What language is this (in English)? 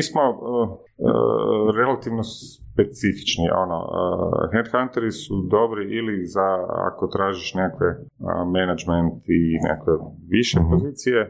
Croatian